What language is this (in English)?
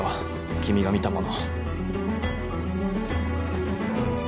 Japanese